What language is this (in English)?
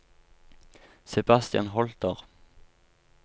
Norwegian